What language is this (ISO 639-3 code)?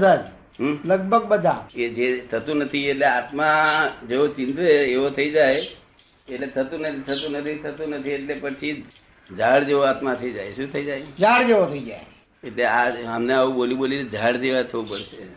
guj